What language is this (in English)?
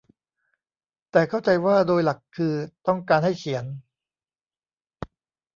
Thai